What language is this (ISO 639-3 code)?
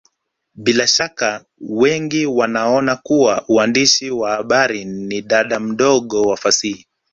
swa